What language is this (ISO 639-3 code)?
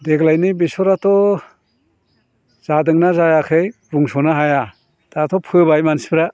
brx